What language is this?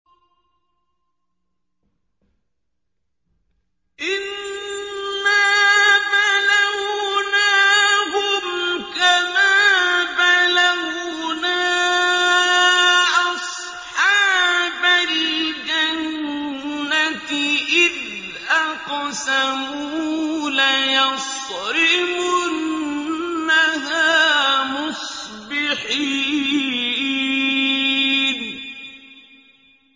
Arabic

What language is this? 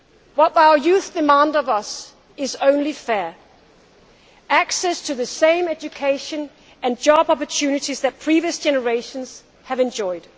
English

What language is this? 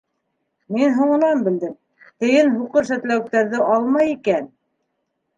Bashkir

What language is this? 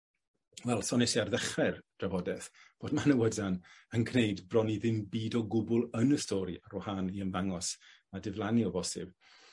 Welsh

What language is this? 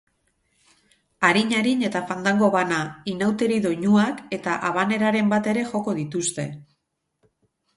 Basque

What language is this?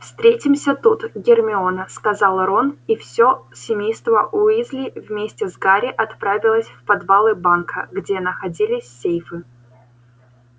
Russian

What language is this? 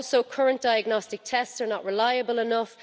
English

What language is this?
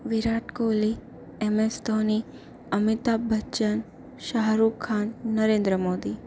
Gujarati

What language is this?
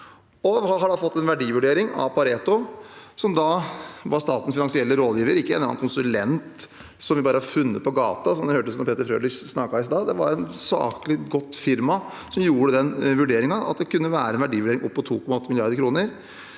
Norwegian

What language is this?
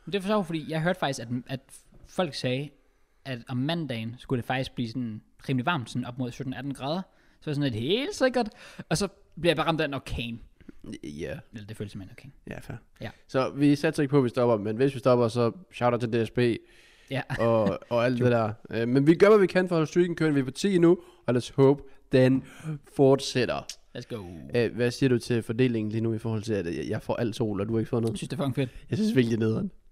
Danish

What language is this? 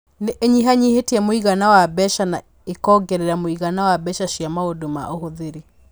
Kikuyu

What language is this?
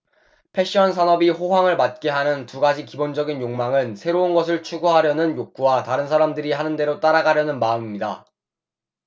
Korean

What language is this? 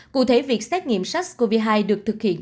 Vietnamese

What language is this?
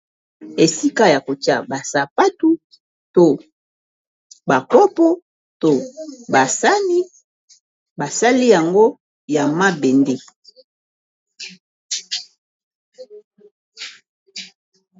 Lingala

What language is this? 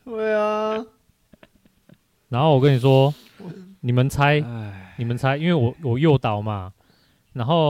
Chinese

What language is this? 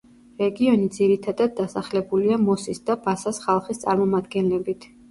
Georgian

